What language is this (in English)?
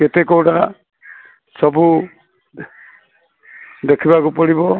Odia